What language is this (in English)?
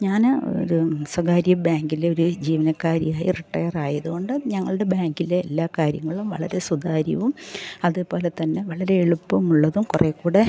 Malayalam